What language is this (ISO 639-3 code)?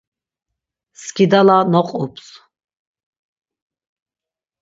lzz